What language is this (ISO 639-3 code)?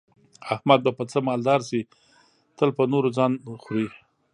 pus